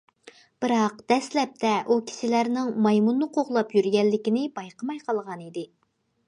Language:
Uyghur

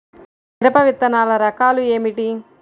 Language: Telugu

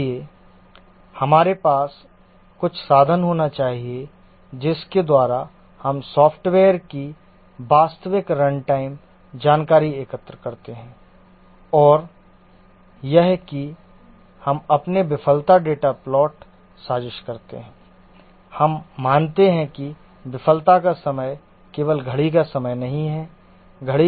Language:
Hindi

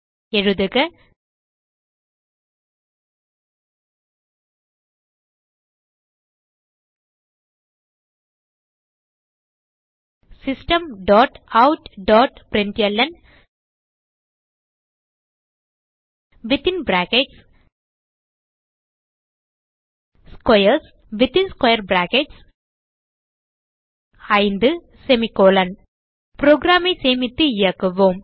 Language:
Tamil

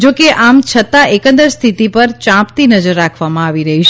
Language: Gujarati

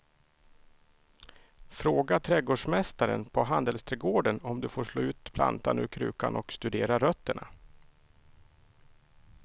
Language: Swedish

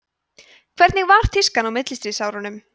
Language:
Icelandic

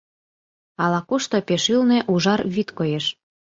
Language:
Mari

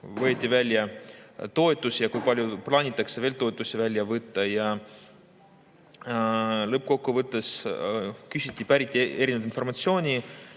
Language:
Estonian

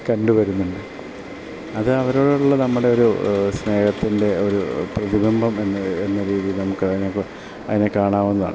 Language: Malayalam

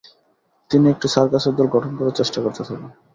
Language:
Bangla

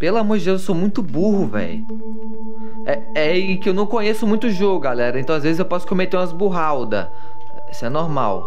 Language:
Portuguese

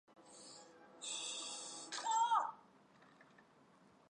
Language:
Chinese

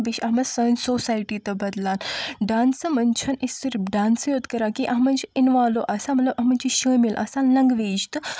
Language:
Kashmiri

